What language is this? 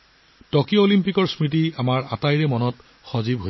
Assamese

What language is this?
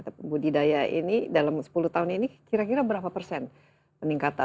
Indonesian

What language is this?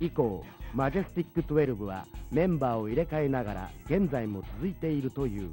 Japanese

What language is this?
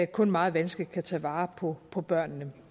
Danish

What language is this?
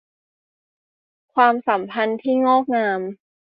Thai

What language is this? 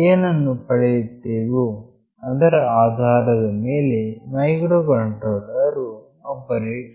Kannada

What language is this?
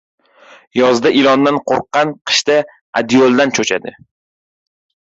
Uzbek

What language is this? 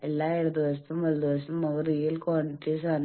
Malayalam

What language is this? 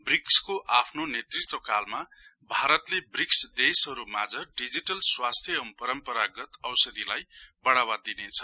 Nepali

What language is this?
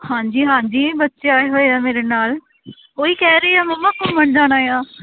Punjabi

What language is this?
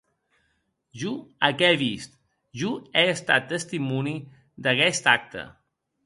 Occitan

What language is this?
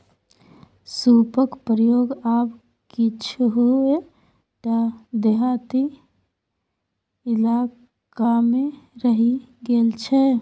Maithili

